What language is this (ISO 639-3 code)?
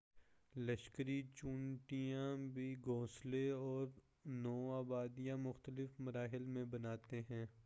urd